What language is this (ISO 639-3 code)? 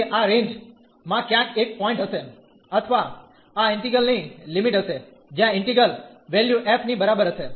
guj